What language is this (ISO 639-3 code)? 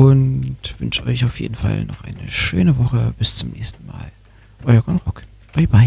deu